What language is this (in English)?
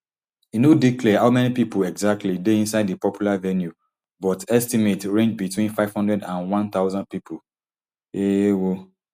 Nigerian Pidgin